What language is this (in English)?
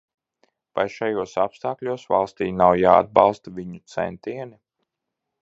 Latvian